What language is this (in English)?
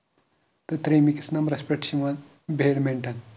Kashmiri